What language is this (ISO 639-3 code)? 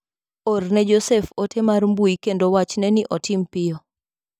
luo